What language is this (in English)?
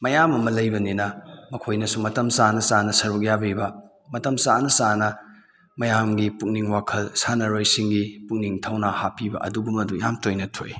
Manipuri